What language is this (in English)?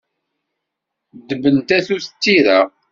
Kabyle